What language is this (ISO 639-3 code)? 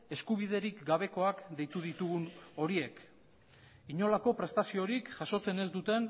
eus